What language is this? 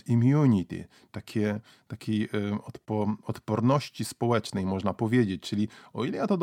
Polish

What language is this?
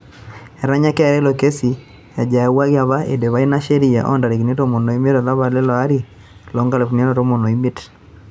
Masai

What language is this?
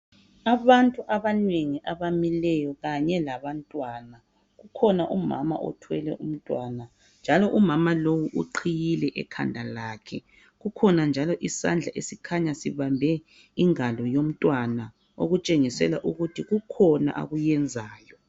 North Ndebele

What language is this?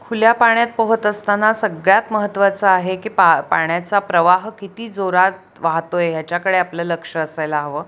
Marathi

